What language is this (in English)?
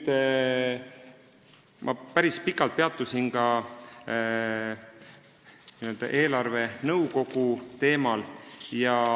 Estonian